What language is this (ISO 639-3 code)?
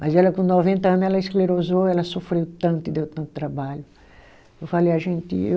por